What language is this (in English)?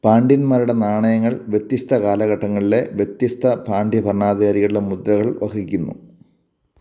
Malayalam